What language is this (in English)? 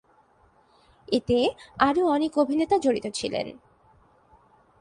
Bangla